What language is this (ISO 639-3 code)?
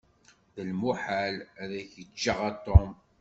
kab